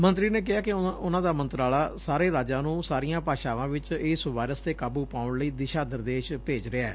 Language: Punjabi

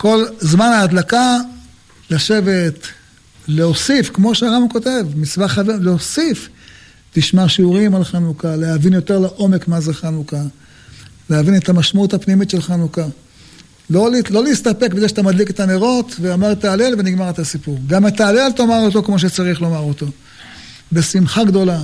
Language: Hebrew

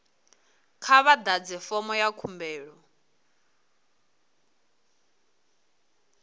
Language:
Venda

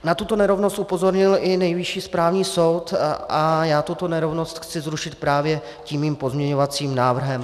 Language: Czech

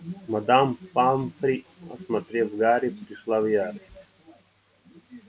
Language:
Russian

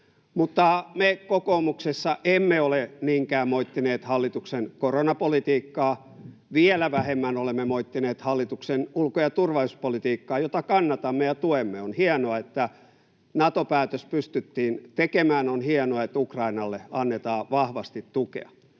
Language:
Finnish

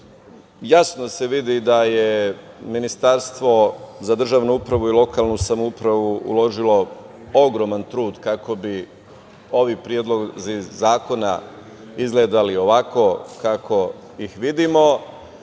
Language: Serbian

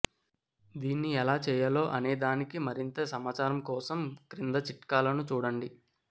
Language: Telugu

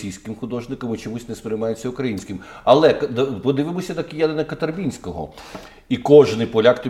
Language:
Ukrainian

